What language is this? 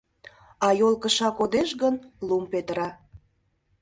Mari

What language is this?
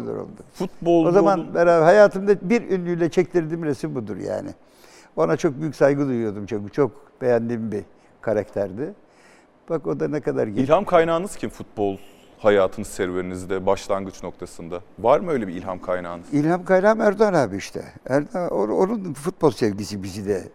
Turkish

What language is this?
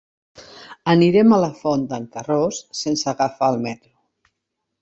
Catalan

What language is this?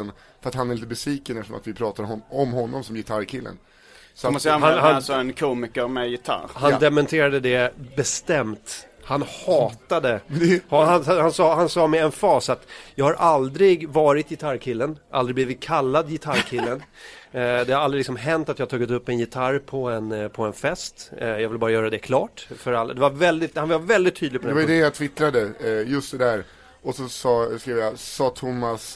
Swedish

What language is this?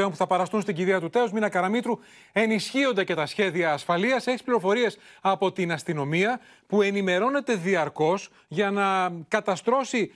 Greek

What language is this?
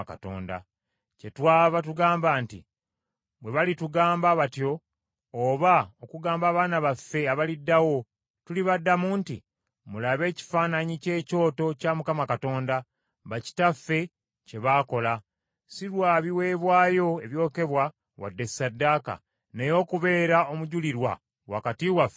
Ganda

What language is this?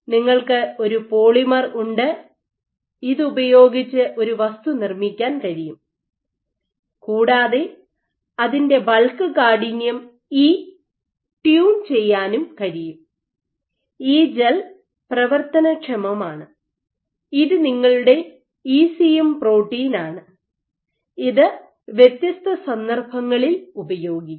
Malayalam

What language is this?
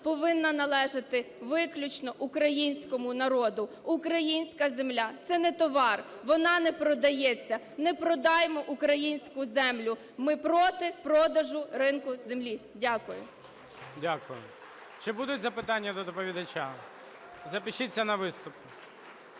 Ukrainian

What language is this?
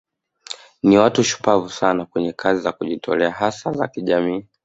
Swahili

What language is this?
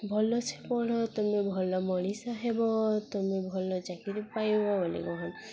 Odia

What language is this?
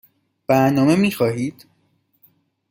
Persian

